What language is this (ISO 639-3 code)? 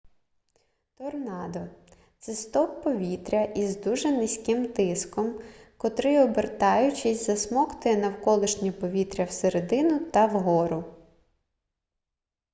ukr